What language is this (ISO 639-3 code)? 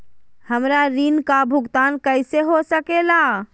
mag